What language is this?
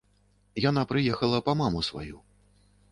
Belarusian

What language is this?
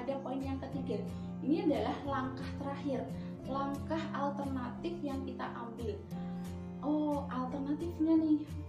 Indonesian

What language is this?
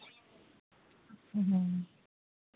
Santali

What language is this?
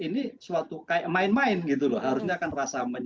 Indonesian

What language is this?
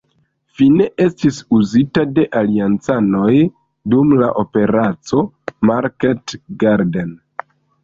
Esperanto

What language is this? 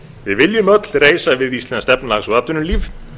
Icelandic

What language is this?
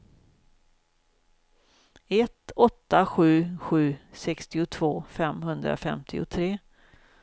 Swedish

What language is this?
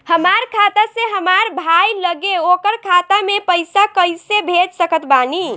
Bhojpuri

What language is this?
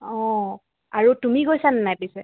Assamese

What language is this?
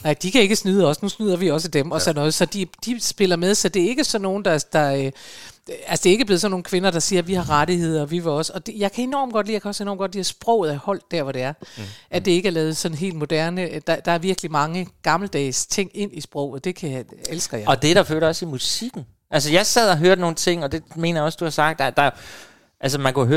Danish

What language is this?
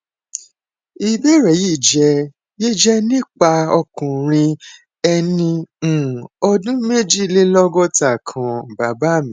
Yoruba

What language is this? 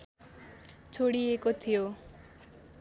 Nepali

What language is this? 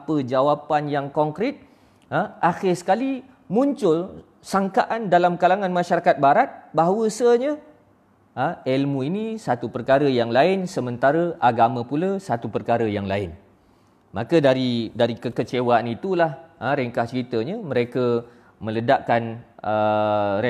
Malay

